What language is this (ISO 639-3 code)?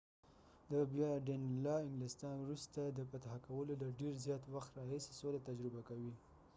pus